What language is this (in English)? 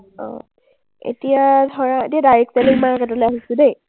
Assamese